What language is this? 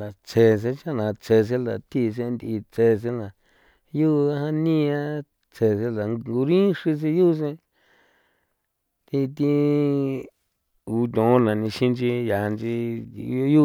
San Felipe Otlaltepec Popoloca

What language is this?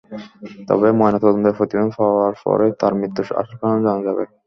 Bangla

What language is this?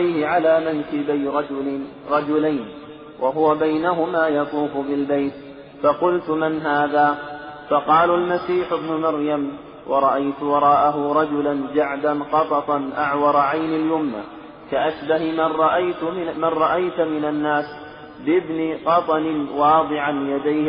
Arabic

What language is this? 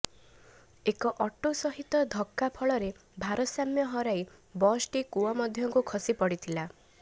Odia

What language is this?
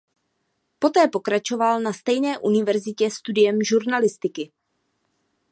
Czech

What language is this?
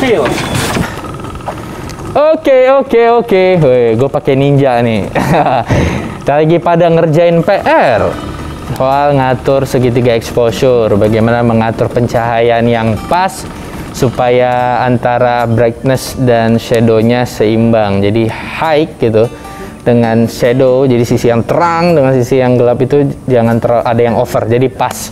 Indonesian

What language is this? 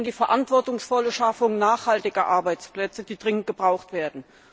German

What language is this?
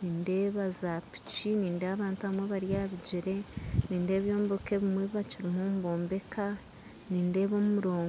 Nyankole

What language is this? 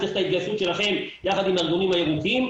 Hebrew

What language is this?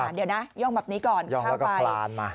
Thai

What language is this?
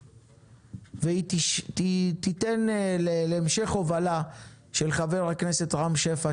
Hebrew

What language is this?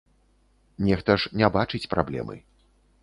Belarusian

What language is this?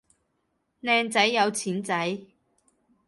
Cantonese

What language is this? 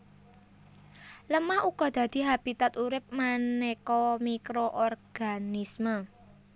Javanese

